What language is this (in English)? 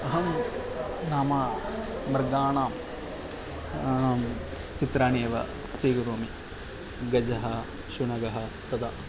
Sanskrit